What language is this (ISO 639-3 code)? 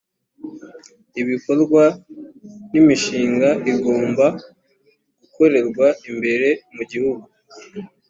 kin